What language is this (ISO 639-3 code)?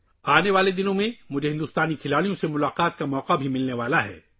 urd